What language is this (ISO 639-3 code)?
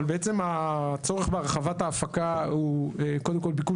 heb